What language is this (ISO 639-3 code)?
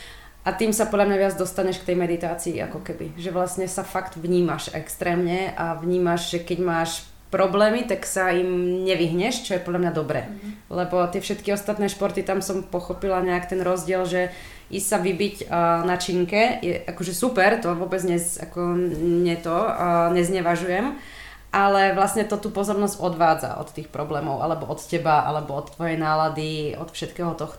slk